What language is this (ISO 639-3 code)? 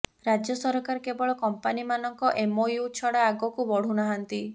ori